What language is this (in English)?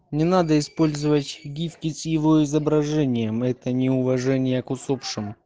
Russian